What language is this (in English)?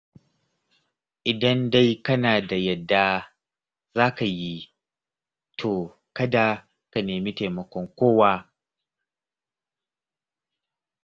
Hausa